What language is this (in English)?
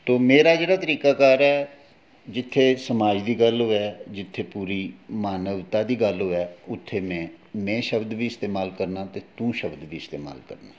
Dogri